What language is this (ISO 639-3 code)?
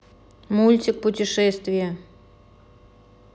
rus